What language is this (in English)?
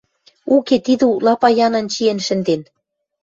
Western Mari